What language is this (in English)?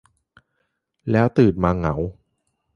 Thai